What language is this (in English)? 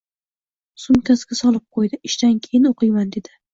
Uzbek